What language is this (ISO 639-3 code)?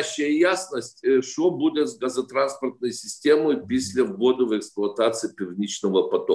ukr